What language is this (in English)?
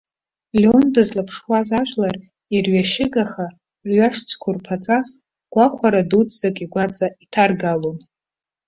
Abkhazian